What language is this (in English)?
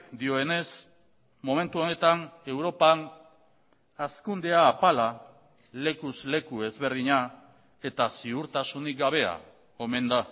Basque